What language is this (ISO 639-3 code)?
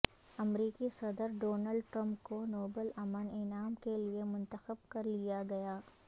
urd